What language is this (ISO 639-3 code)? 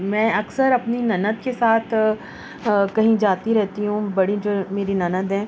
urd